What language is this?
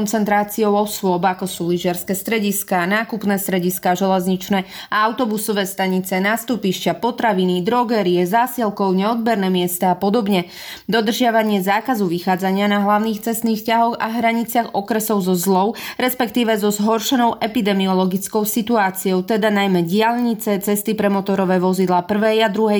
Slovak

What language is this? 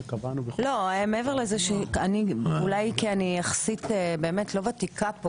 Hebrew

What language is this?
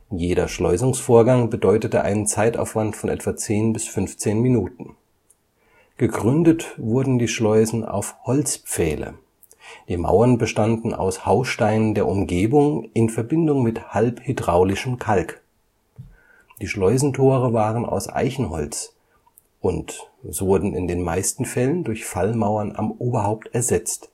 German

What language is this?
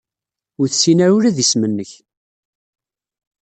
Kabyle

